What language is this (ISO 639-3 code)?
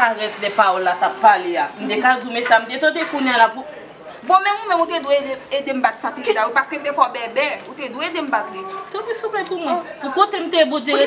fra